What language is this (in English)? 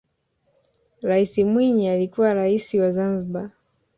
Swahili